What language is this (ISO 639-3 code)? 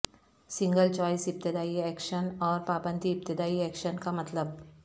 urd